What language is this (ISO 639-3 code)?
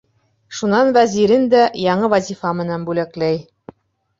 bak